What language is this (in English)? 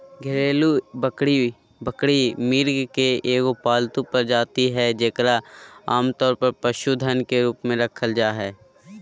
Magahi